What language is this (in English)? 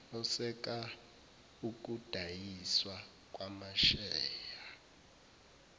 Zulu